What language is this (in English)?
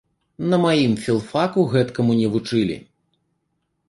Belarusian